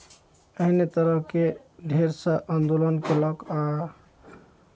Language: Maithili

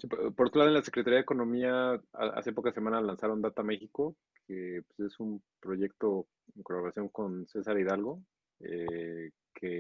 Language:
Spanish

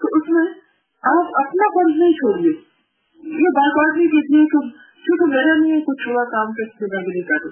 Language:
Urdu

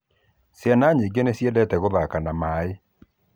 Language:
Kikuyu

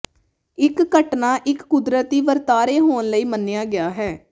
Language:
Punjabi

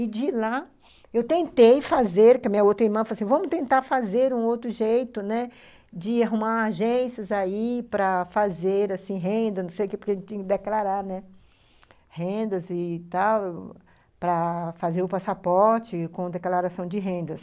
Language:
Portuguese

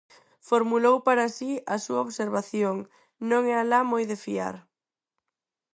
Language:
Galician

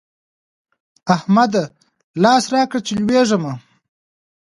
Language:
Pashto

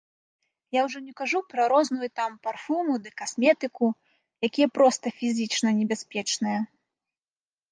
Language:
Belarusian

